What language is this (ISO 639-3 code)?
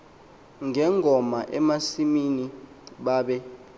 xho